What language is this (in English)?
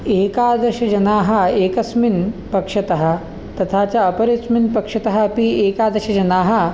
Sanskrit